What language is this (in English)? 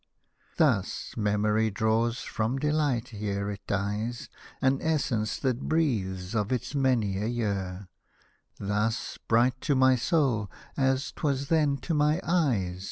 English